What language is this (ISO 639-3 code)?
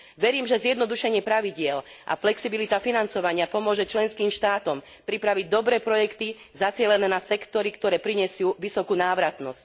slk